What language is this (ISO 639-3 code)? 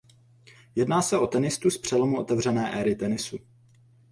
ces